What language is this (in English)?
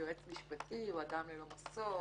Hebrew